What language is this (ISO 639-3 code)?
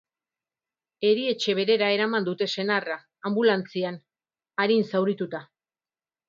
eus